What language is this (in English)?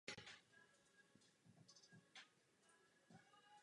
Czech